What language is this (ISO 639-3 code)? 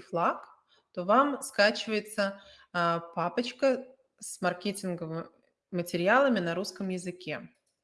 rus